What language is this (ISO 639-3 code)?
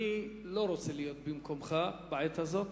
heb